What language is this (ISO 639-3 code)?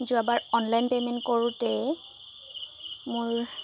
asm